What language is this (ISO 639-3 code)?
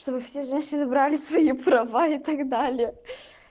rus